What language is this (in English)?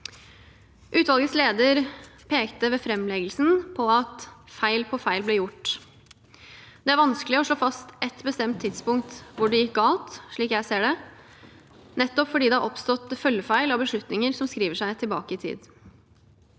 Norwegian